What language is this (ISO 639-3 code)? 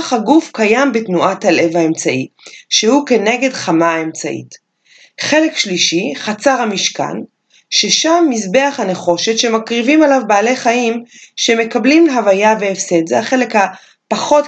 heb